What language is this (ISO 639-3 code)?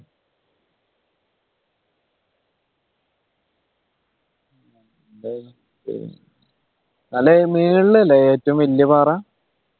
mal